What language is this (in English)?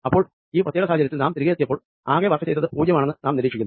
Malayalam